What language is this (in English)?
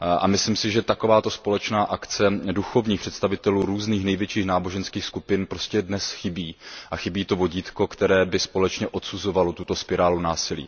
Czech